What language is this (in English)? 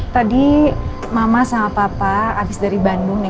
Indonesian